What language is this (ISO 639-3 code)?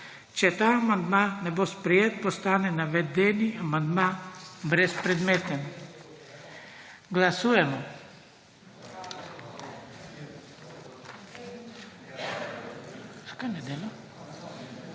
slv